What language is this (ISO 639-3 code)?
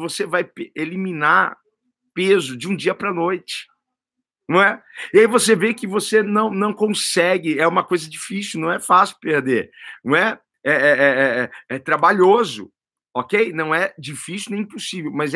por